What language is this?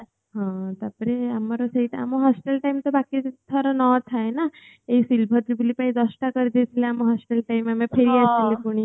Odia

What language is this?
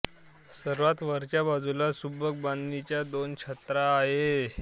Marathi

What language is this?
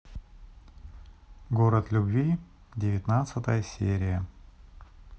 Russian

